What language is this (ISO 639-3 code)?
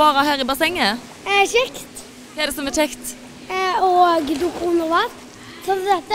nor